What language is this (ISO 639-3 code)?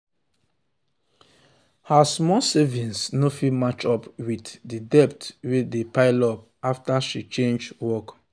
pcm